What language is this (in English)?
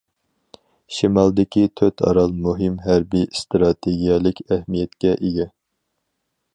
Uyghur